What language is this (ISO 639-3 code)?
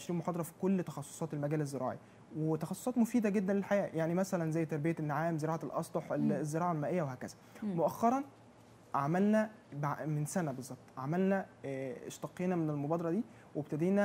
ara